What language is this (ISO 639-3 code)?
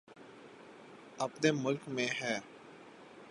urd